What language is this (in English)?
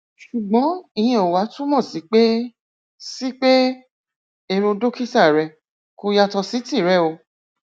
Yoruba